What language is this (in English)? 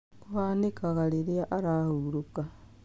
Kikuyu